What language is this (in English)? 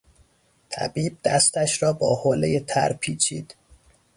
Persian